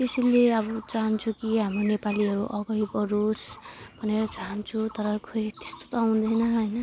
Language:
Nepali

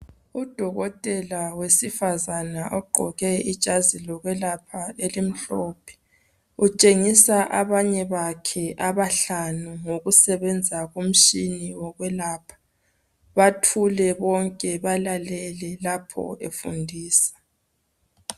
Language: North Ndebele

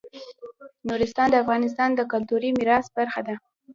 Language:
Pashto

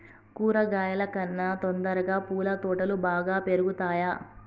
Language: Telugu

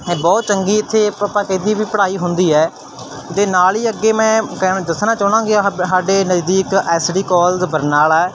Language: Punjabi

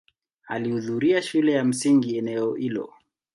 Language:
Swahili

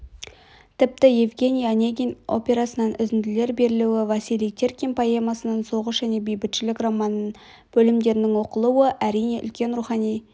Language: Kazakh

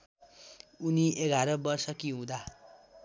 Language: Nepali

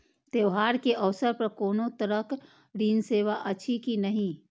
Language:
Maithili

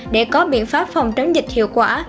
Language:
Vietnamese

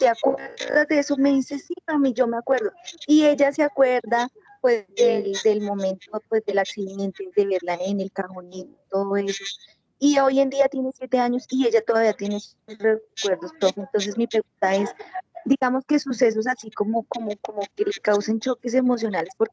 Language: Spanish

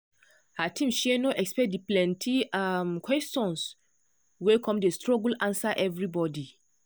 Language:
Nigerian Pidgin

